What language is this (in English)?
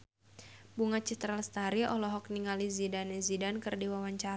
Sundanese